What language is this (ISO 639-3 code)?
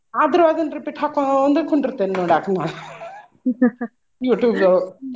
kan